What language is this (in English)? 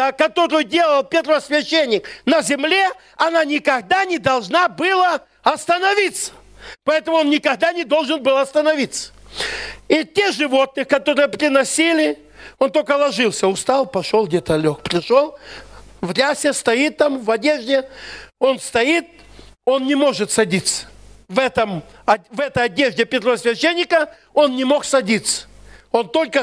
Russian